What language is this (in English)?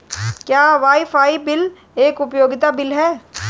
Hindi